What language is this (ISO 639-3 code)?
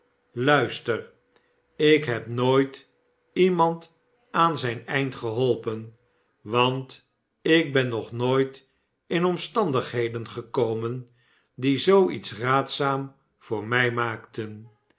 nld